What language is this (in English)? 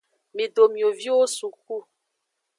Aja (Benin)